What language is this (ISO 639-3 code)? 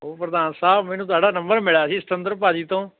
pan